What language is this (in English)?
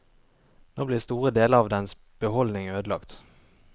Norwegian